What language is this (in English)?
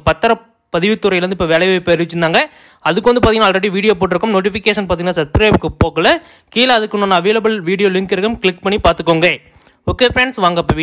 Romanian